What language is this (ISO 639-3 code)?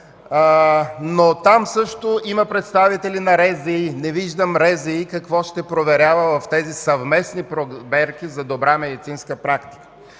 bul